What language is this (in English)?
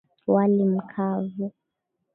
Swahili